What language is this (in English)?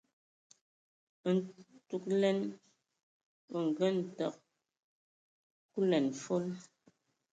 Ewondo